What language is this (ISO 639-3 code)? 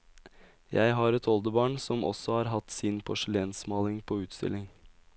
nor